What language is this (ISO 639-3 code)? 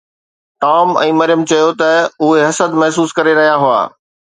snd